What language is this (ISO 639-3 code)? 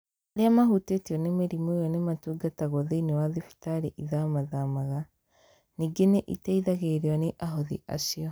kik